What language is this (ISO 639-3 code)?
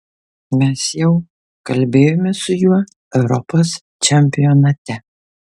lit